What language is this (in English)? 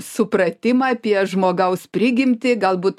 Lithuanian